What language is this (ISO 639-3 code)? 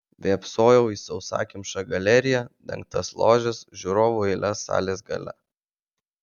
lit